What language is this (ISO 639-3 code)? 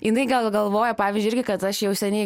lit